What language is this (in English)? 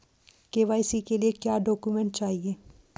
Hindi